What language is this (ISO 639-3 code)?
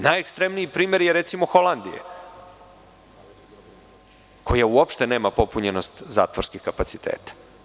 srp